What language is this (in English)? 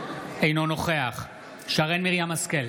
Hebrew